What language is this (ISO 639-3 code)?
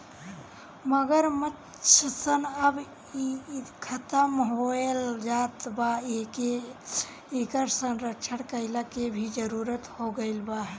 bho